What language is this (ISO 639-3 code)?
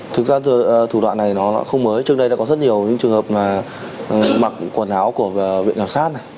vie